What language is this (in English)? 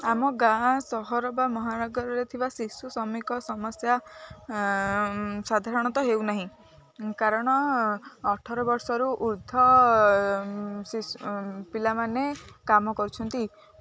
Odia